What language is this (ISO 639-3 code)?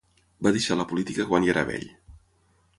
cat